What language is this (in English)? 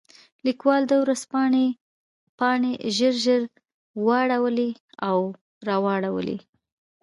Pashto